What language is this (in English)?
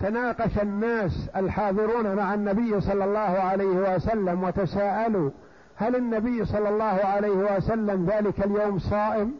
Arabic